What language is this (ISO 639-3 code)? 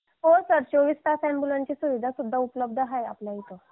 mar